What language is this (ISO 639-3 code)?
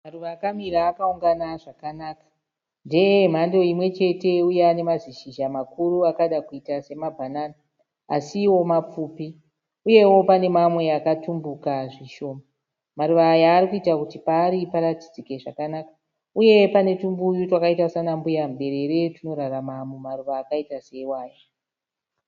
sna